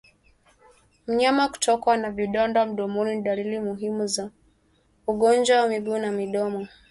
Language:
Swahili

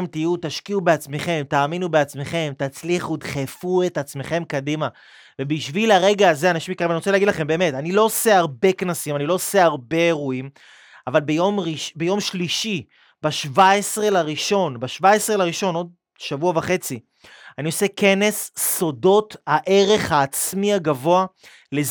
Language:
Hebrew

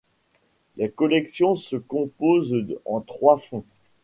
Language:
French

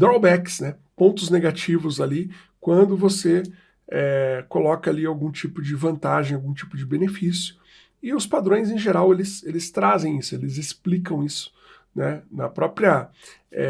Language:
Portuguese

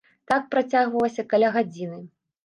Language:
Belarusian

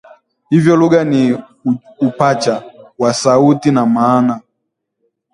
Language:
Swahili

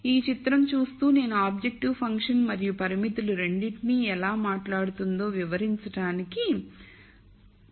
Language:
Telugu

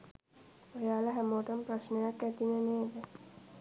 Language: Sinhala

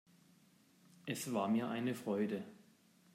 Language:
German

